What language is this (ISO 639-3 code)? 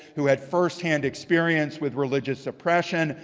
eng